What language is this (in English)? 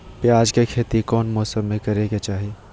Magahi